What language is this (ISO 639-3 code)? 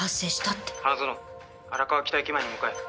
jpn